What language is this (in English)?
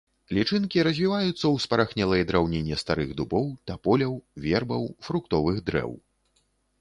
Belarusian